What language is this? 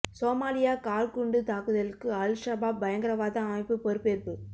Tamil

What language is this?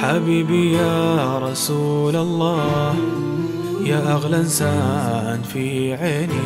Arabic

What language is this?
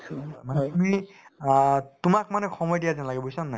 Assamese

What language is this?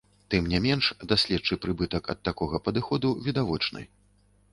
Belarusian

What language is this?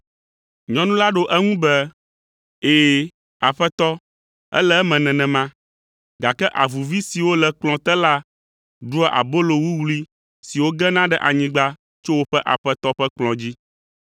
Ewe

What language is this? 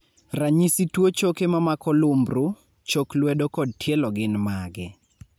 Luo (Kenya and Tanzania)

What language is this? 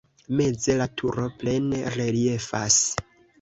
Esperanto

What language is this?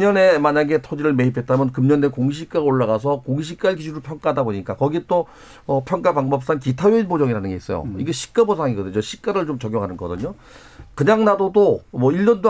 Korean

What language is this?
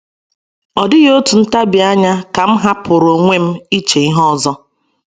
Igbo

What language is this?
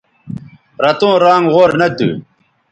Bateri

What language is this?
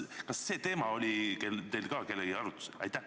Estonian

